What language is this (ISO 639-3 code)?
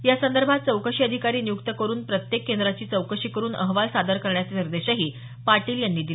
mar